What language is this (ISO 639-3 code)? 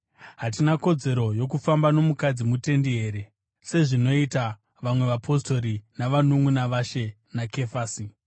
sna